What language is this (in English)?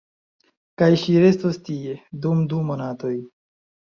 Esperanto